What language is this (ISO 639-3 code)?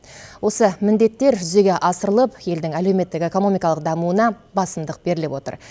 kaz